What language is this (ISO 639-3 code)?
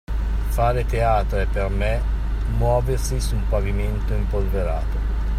ita